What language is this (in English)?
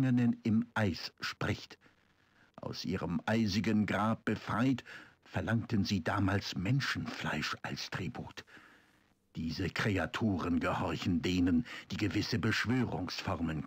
German